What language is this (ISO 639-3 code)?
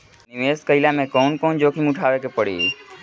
bho